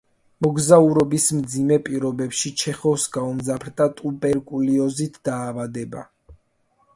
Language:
Georgian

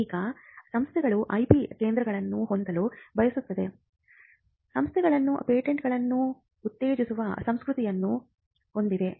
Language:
Kannada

